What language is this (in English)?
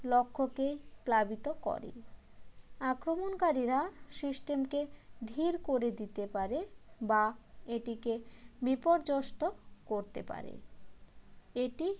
Bangla